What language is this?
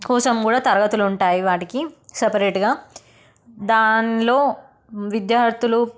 Telugu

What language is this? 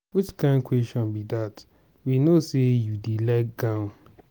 Nigerian Pidgin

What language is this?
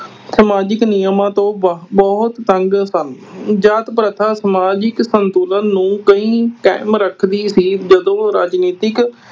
Punjabi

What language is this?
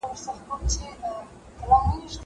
Pashto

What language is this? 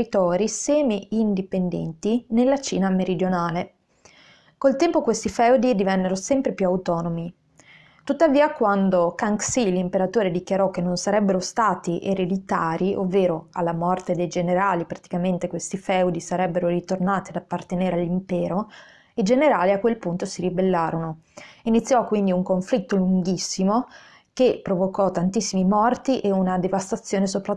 Italian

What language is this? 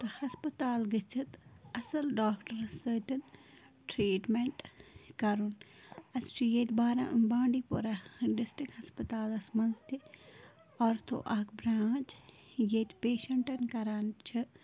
Kashmiri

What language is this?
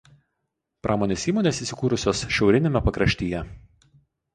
Lithuanian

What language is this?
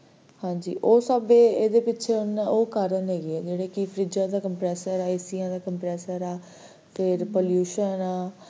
Punjabi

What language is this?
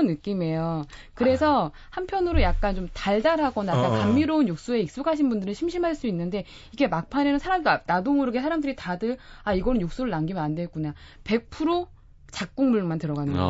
Korean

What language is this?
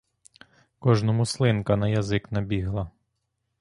Ukrainian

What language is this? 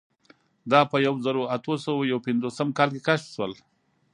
Pashto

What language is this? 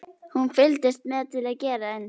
Icelandic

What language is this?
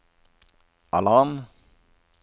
Norwegian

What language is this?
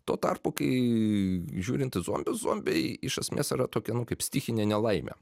Lithuanian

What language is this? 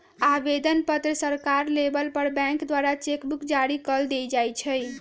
Magahi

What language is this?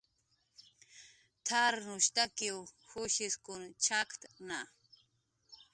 Jaqaru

